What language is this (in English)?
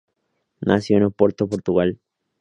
Spanish